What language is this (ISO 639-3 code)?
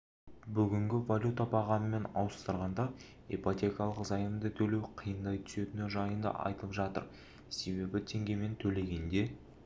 kaz